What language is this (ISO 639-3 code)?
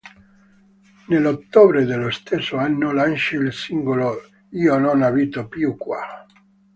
ita